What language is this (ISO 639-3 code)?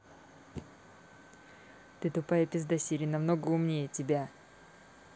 rus